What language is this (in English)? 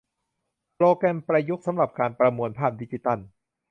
Thai